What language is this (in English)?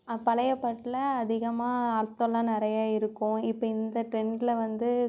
Tamil